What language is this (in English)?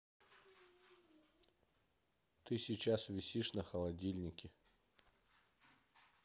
Russian